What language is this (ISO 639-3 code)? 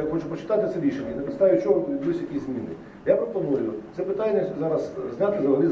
ukr